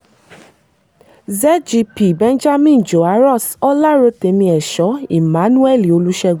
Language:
Yoruba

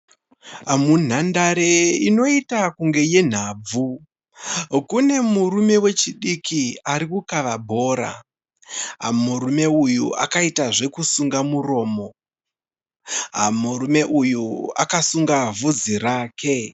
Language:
Shona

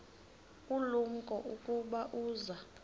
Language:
Xhosa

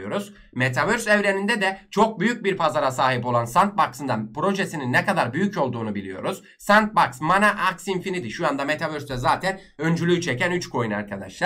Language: Turkish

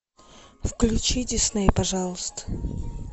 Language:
Russian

